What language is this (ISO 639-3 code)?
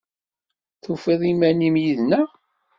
kab